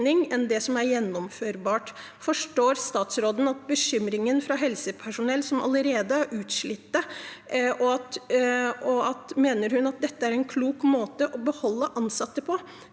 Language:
Norwegian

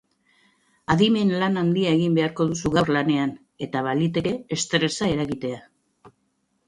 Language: Basque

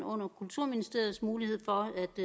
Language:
Danish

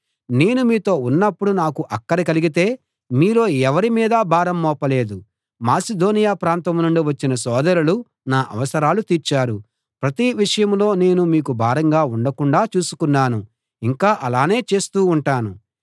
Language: Telugu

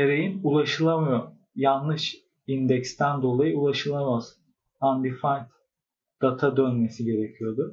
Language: Turkish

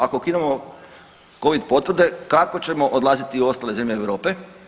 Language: Croatian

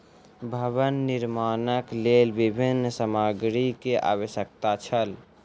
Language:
Maithili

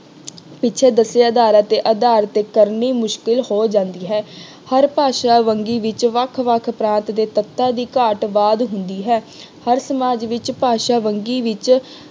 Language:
Punjabi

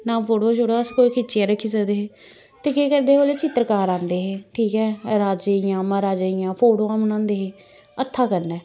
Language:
Dogri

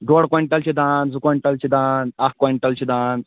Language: Kashmiri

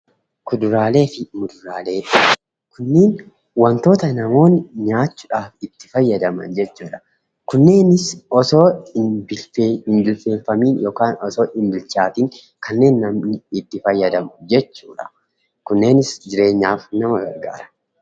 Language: Oromo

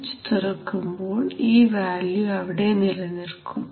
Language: Malayalam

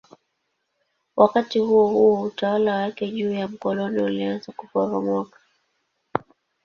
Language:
Swahili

